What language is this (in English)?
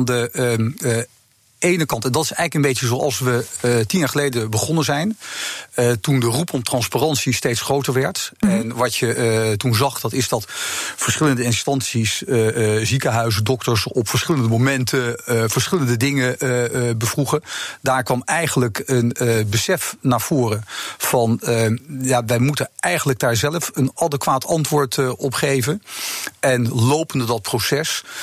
Dutch